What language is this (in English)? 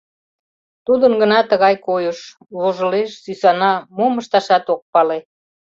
Mari